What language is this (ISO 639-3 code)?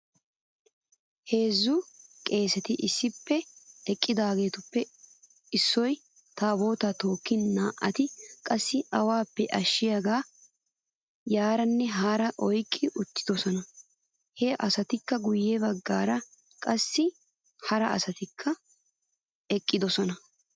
wal